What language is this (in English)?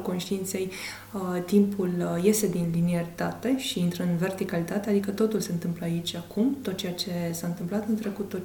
Romanian